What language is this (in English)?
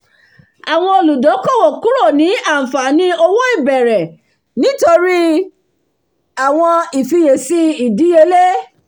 Yoruba